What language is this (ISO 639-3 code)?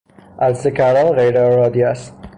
fas